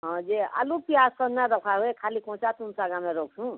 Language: Odia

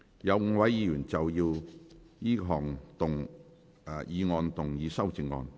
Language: Cantonese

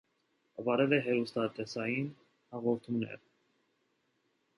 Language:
Armenian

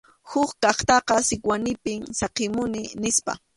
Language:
Arequipa-La Unión Quechua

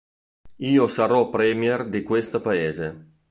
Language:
Italian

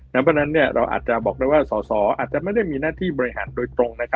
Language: Thai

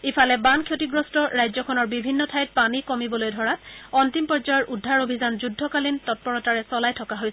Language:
Assamese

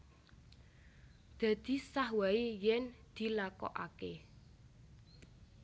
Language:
Javanese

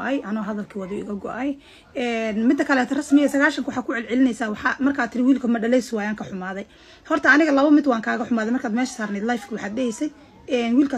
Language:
Arabic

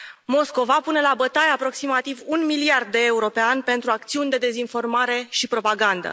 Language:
Romanian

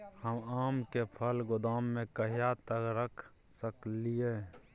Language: Maithili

